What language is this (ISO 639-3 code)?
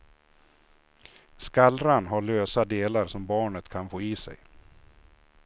swe